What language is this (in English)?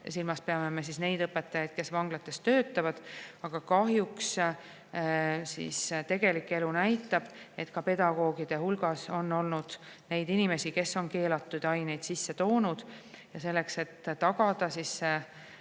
Estonian